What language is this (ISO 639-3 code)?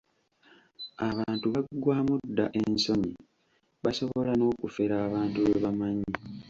lug